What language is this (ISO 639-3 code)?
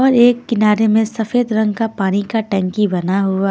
hin